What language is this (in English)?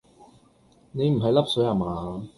Cantonese